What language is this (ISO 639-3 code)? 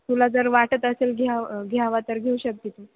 mar